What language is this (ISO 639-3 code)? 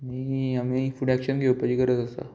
kok